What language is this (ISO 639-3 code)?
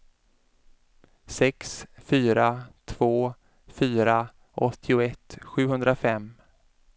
swe